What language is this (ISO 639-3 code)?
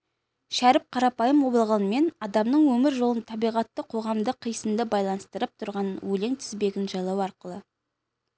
kaz